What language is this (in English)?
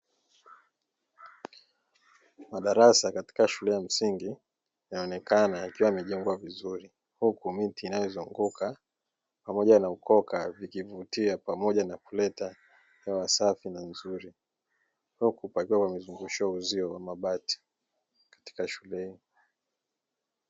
Swahili